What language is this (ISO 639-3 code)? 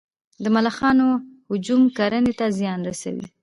pus